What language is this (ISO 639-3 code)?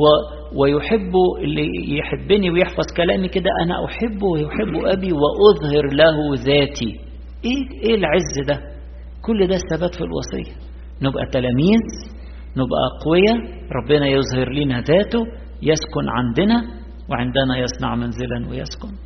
ara